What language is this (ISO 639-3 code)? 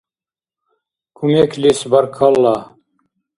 dar